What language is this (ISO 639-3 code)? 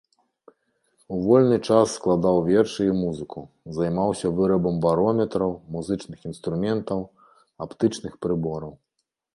bel